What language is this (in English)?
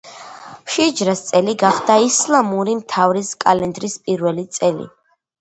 Georgian